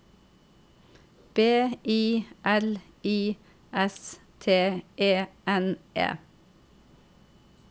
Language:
Norwegian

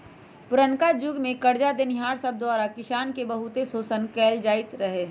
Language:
Magahi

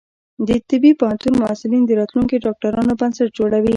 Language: Pashto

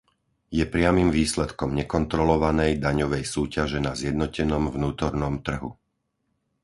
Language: Slovak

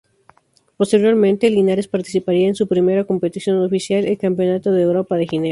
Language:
Spanish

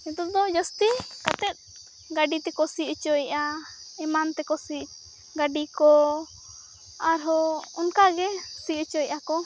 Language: Santali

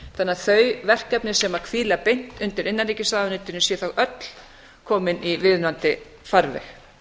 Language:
Icelandic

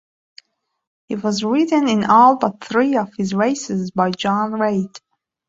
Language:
English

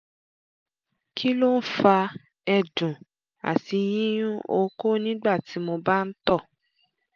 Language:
Yoruba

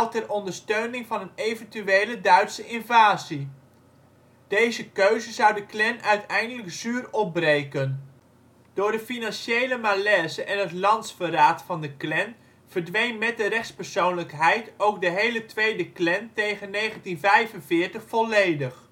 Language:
Dutch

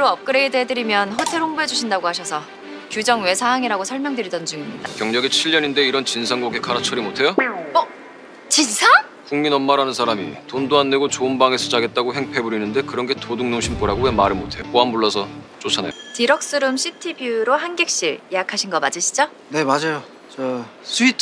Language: Korean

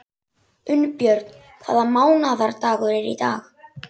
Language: Icelandic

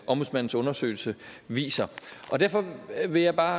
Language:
Danish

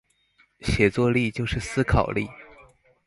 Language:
Chinese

